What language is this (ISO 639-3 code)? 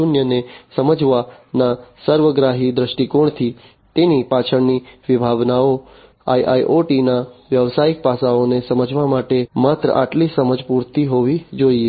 guj